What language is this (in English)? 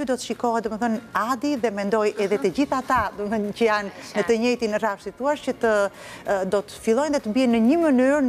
Romanian